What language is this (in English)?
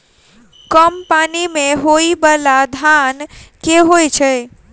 Maithili